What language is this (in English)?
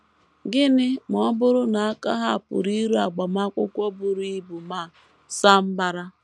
Igbo